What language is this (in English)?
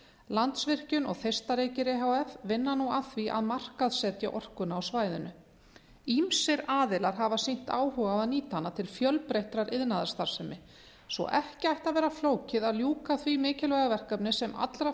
Icelandic